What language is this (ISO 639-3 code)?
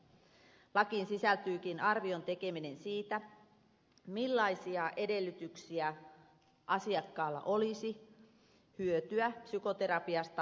fin